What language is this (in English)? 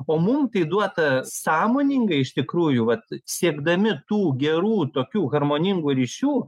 Lithuanian